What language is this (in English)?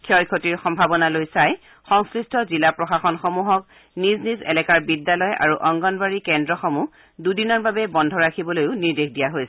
Assamese